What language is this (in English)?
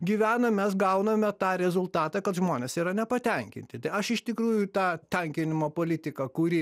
Lithuanian